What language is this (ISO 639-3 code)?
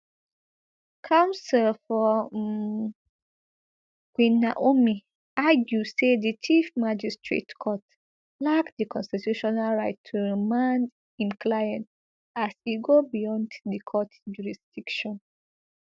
pcm